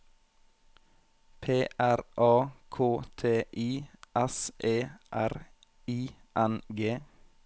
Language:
Norwegian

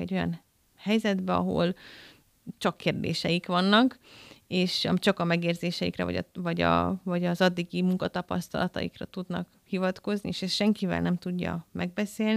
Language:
Hungarian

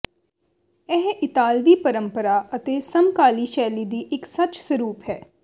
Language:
Punjabi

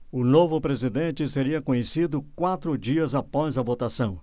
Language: Portuguese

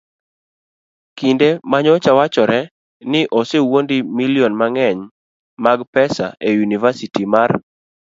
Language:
Luo (Kenya and Tanzania)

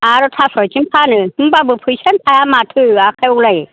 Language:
Bodo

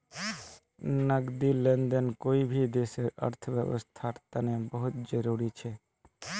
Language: Magahi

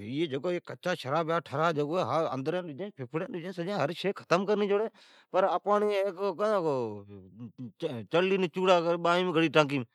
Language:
Od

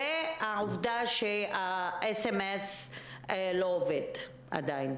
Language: Hebrew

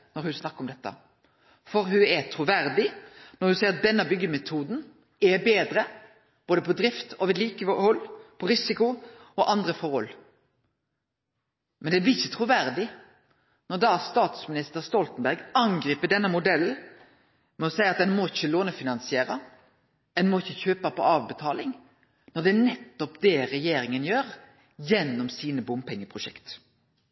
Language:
Norwegian Nynorsk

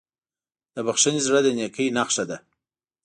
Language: Pashto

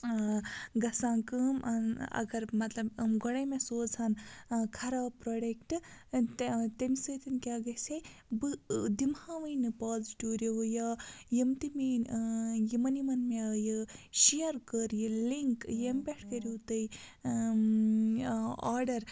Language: Kashmiri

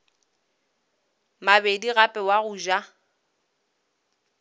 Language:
Northern Sotho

